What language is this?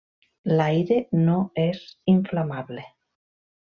Catalan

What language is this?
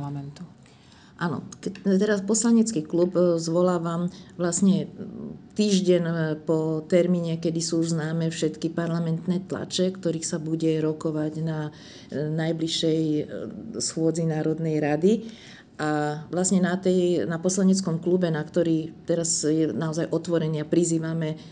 Slovak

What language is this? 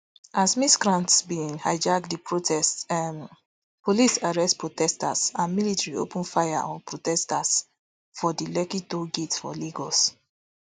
Nigerian Pidgin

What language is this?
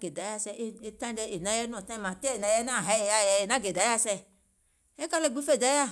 Gola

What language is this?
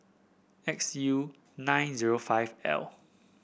English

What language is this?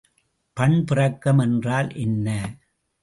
Tamil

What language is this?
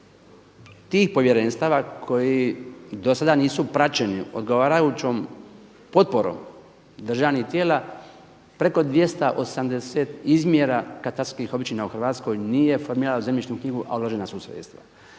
Croatian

